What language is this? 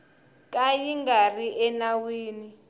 Tsonga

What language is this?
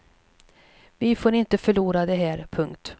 Swedish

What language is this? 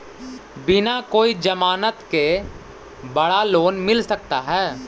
Magahi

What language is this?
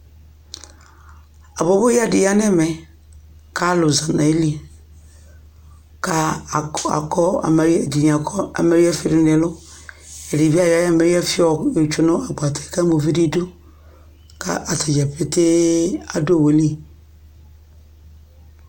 Ikposo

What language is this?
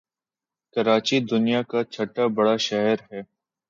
Urdu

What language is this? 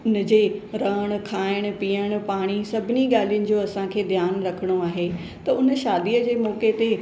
Sindhi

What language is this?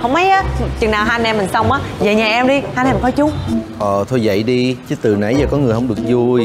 Vietnamese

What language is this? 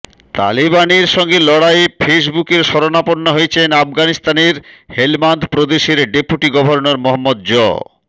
Bangla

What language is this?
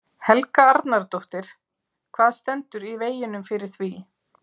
Icelandic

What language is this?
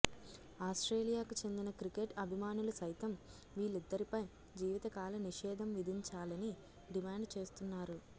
Telugu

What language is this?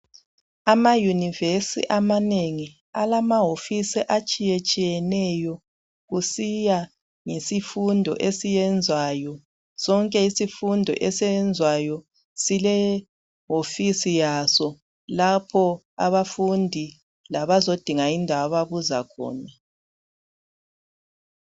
North Ndebele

